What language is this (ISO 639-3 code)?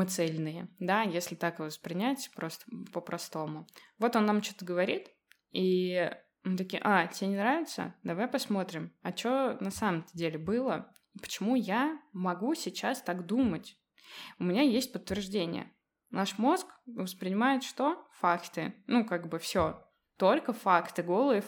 rus